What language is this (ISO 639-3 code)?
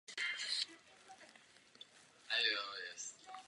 ces